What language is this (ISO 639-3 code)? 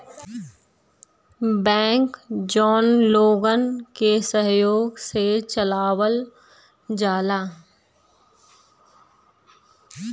bho